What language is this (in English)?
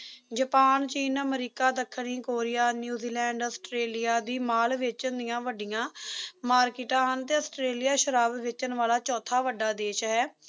Punjabi